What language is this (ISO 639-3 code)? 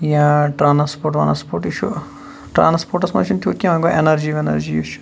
kas